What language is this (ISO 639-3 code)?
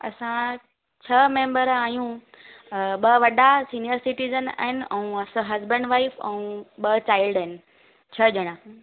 snd